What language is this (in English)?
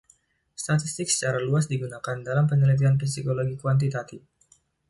Indonesian